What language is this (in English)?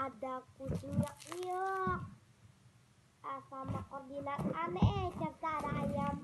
Indonesian